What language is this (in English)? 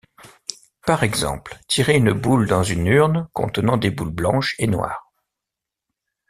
French